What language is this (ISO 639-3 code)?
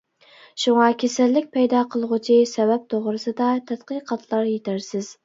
uig